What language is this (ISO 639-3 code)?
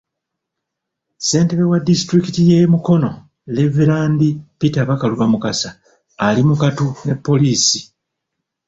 lug